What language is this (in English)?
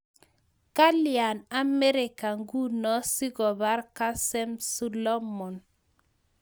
Kalenjin